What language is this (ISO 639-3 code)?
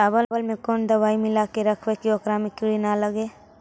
mag